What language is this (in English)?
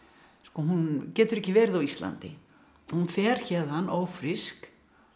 Icelandic